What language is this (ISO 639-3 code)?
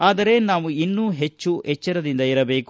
kan